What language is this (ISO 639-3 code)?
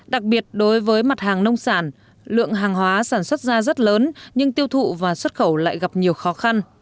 vie